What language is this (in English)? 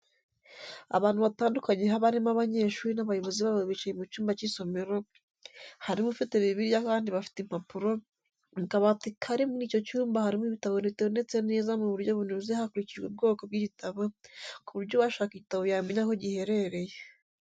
Kinyarwanda